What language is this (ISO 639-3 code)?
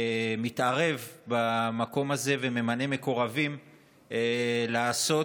heb